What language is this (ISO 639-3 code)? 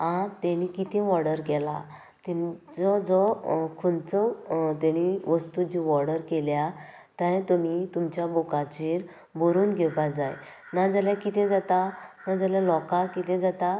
kok